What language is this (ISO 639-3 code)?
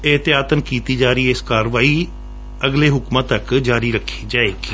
pan